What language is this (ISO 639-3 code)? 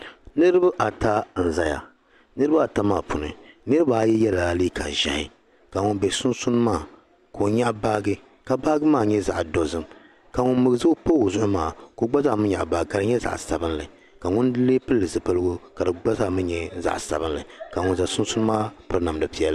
dag